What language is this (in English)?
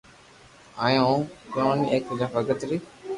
Loarki